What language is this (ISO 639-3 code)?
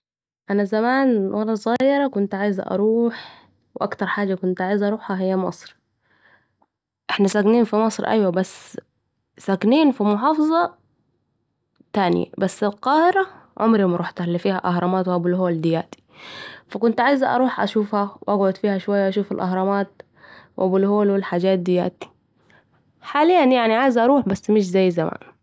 aec